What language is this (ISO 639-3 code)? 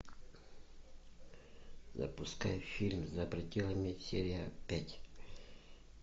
rus